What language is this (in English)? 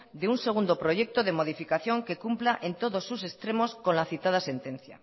Spanish